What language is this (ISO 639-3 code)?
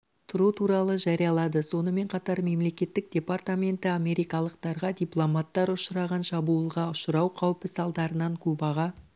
kaz